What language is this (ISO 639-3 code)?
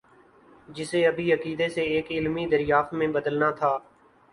urd